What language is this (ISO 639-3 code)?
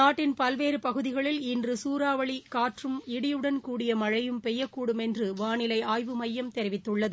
tam